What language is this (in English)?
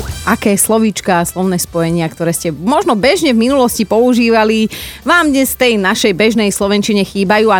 Slovak